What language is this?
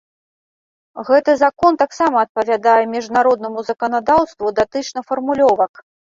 Belarusian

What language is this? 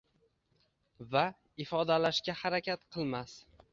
Uzbek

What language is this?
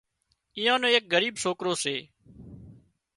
Wadiyara Koli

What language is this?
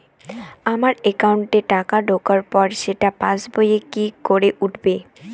Bangla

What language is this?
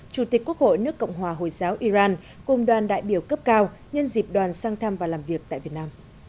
Vietnamese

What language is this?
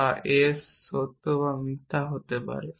Bangla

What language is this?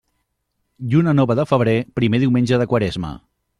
Catalan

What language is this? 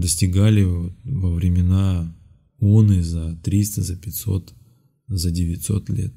Russian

